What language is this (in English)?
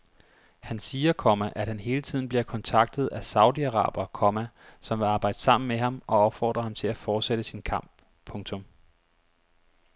Danish